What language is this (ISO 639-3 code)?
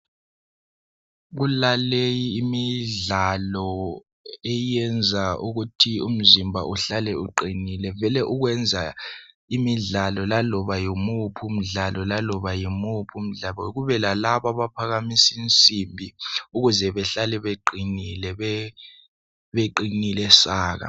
nde